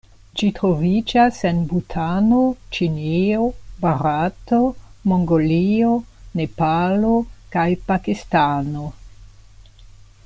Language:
Esperanto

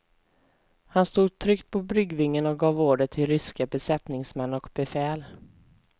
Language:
Swedish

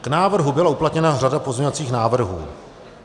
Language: Czech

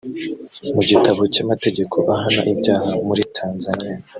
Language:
Kinyarwanda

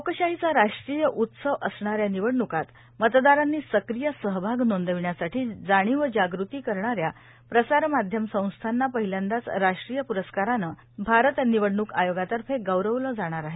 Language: Marathi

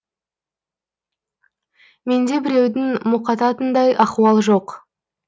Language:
Kazakh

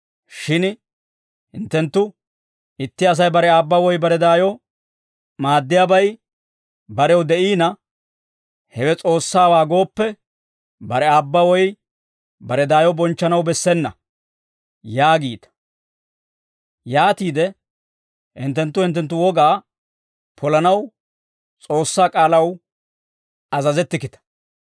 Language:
Dawro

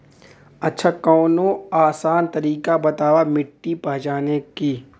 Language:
Bhojpuri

